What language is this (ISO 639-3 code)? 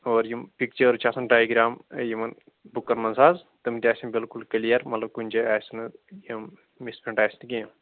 kas